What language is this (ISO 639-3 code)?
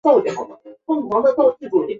zho